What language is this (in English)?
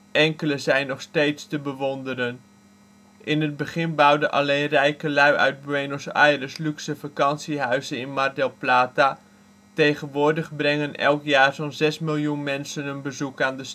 Dutch